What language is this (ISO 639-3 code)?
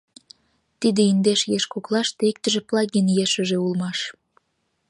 chm